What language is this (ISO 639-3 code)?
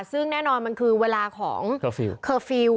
tha